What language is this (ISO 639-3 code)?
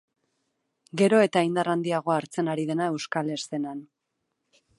eus